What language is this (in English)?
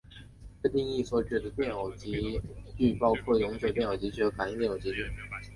Chinese